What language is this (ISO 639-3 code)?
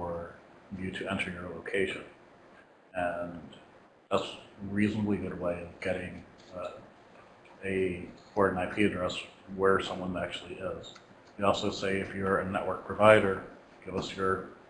eng